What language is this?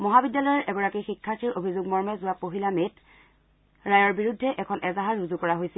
Assamese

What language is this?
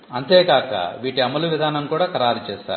Telugu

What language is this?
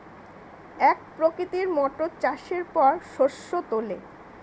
Bangla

